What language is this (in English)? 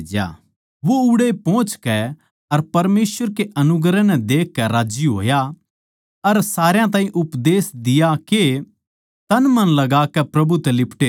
Haryanvi